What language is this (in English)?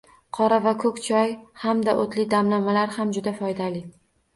Uzbek